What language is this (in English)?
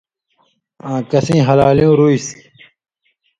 Indus Kohistani